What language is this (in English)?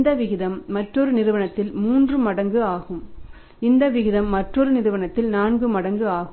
Tamil